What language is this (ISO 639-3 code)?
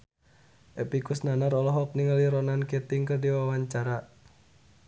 sun